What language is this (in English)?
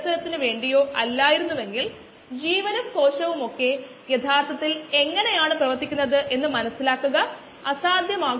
Malayalam